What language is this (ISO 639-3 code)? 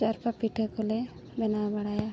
sat